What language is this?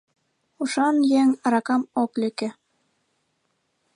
Mari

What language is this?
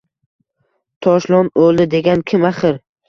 Uzbek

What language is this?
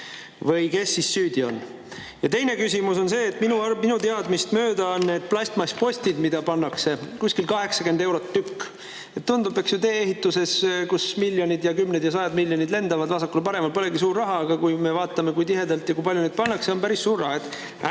Estonian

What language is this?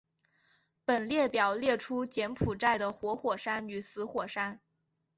Chinese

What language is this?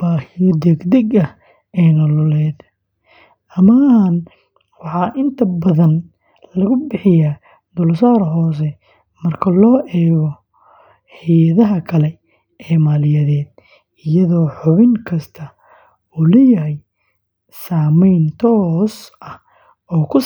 Somali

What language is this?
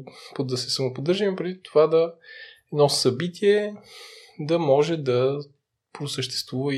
Bulgarian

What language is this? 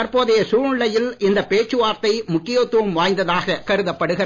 Tamil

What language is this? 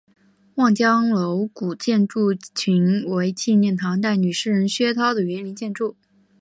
Chinese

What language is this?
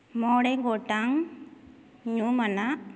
Santali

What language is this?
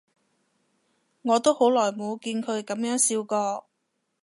Cantonese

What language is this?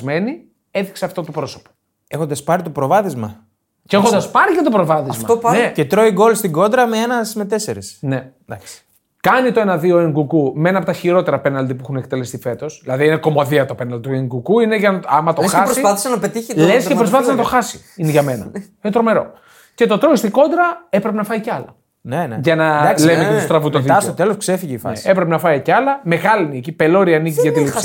Greek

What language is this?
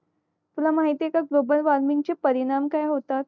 Marathi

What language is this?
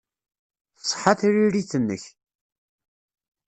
Kabyle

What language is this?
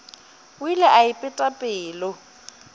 Northern Sotho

